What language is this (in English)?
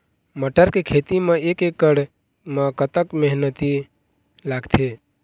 Chhattisgarhi